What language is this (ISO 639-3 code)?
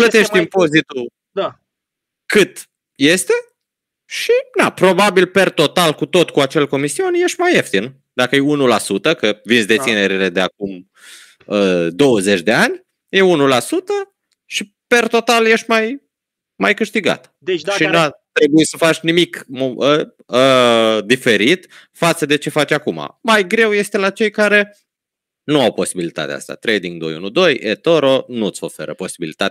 ron